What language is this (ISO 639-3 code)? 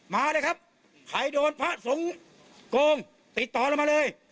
tha